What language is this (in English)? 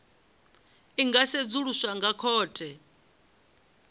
Venda